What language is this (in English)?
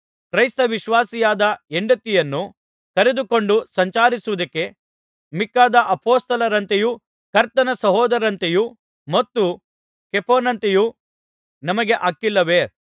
Kannada